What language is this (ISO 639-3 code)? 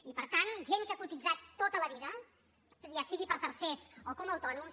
cat